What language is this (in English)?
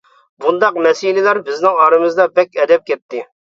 Uyghur